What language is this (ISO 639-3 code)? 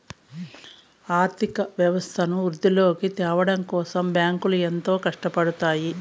tel